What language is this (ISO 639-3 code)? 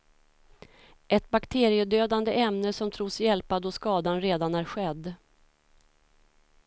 swe